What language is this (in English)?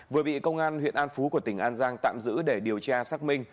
Vietnamese